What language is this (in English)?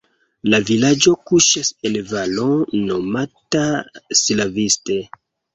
Esperanto